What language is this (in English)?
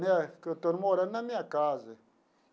Portuguese